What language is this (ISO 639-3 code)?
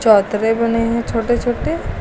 hin